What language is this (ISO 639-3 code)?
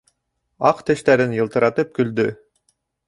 bak